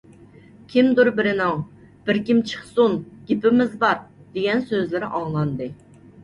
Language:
Uyghur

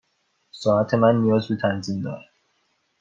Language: Persian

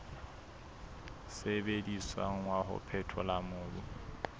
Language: Southern Sotho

